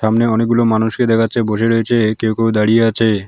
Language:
Bangla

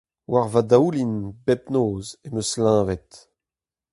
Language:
Breton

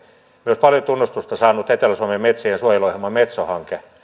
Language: Finnish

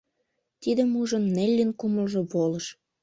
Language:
Mari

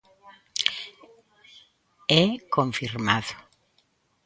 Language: Galician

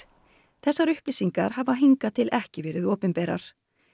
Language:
Icelandic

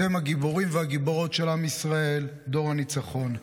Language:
Hebrew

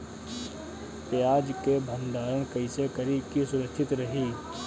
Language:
Bhojpuri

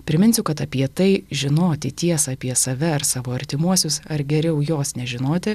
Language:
Lithuanian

